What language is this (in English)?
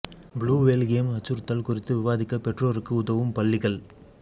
Tamil